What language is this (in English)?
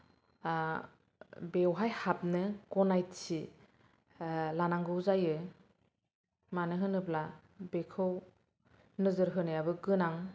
Bodo